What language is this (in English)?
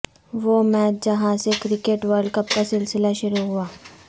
Urdu